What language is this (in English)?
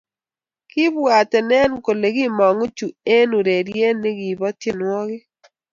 Kalenjin